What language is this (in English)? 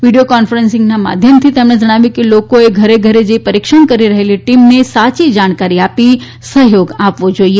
Gujarati